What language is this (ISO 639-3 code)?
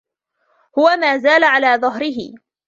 ara